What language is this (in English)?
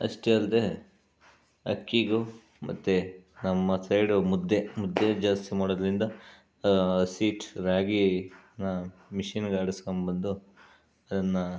Kannada